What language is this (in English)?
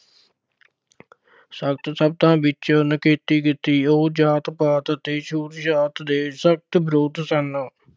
Punjabi